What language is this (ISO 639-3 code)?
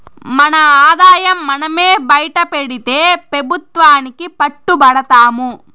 tel